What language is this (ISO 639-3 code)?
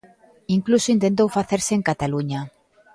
glg